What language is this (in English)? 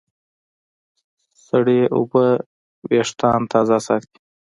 Pashto